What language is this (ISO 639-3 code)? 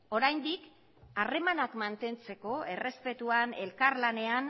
eus